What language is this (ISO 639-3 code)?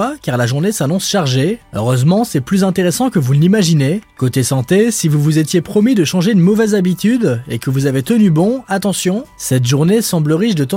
fra